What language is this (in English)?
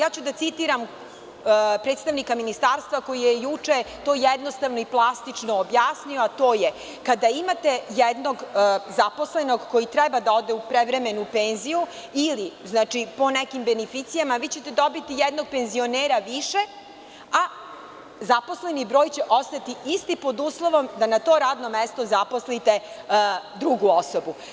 Serbian